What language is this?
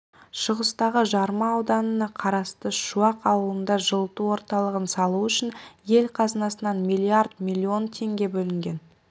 Kazakh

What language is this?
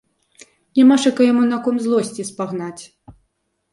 Belarusian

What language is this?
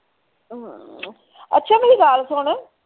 Punjabi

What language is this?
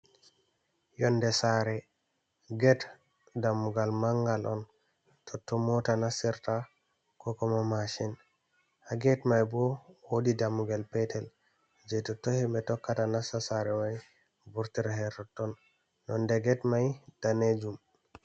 Fula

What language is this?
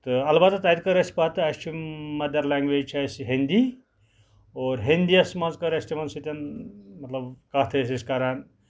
Kashmiri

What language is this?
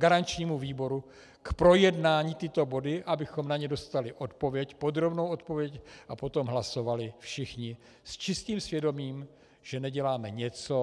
Czech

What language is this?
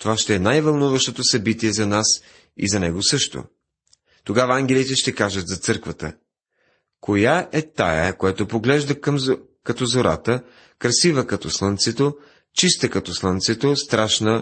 Bulgarian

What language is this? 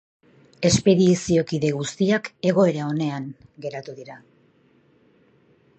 Basque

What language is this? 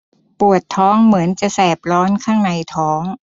Thai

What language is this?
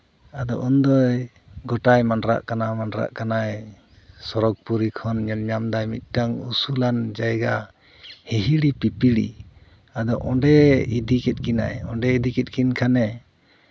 Santali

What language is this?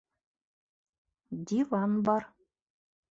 Bashkir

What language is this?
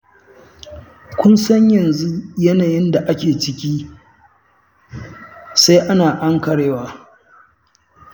Hausa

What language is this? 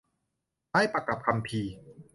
Thai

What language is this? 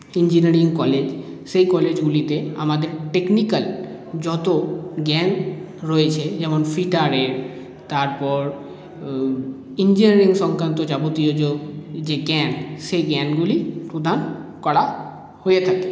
Bangla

